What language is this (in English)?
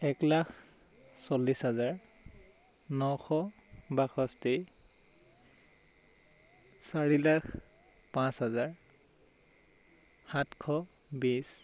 Assamese